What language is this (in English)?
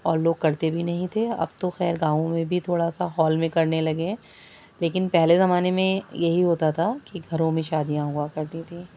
Urdu